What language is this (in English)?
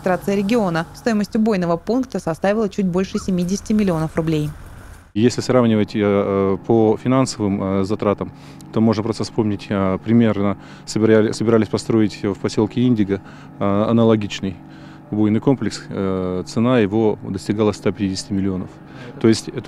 Russian